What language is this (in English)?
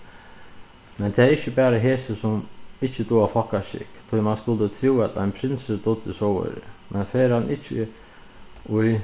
Faroese